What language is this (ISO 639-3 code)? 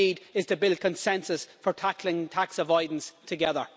eng